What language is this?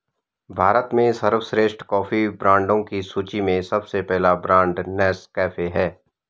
Hindi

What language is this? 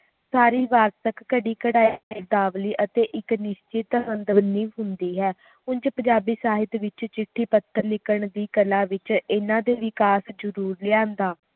Punjabi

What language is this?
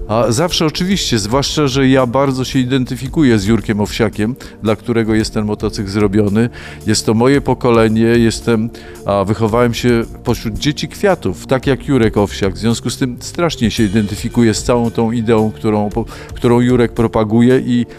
Polish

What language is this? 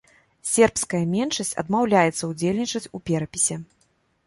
Belarusian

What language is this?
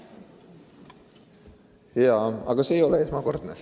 Estonian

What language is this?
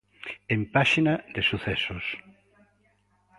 Galician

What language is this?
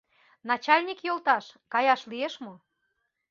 Mari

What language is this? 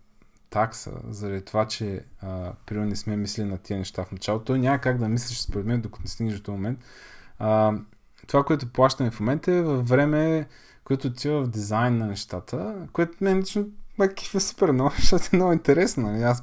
Bulgarian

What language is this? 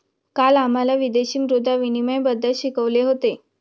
Marathi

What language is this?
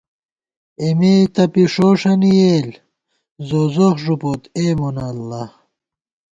Gawar-Bati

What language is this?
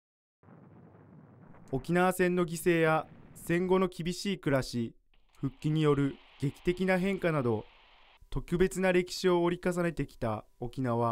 Japanese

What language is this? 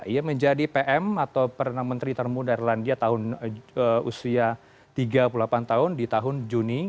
Indonesian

